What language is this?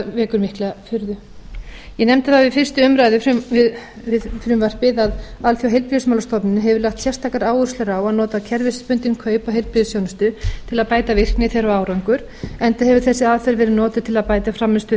Icelandic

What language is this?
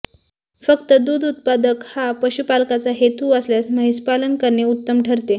Marathi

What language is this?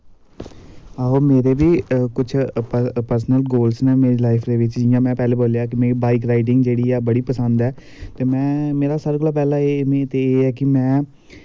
Dogri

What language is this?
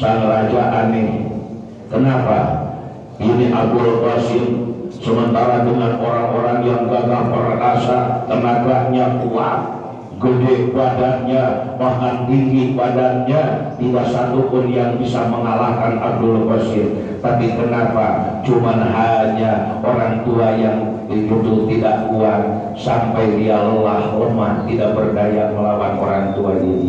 Indonesian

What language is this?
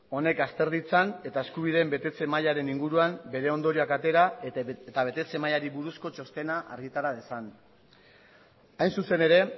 Basque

